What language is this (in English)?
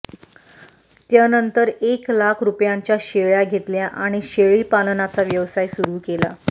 Marathi